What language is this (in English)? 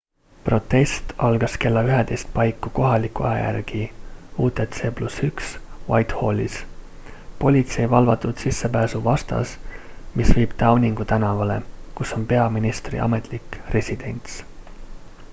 Estonian